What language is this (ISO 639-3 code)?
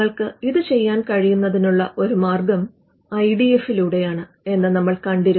mal